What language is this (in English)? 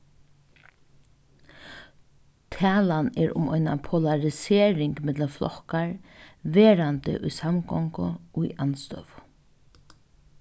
Faroese